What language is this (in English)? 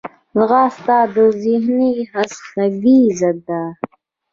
Pashto